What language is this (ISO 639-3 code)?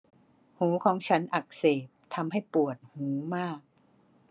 tha